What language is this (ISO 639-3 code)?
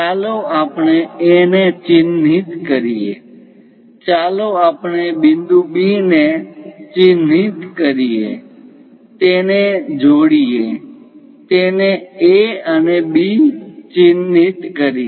guj